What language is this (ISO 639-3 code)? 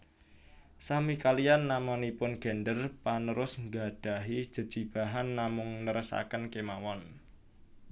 jav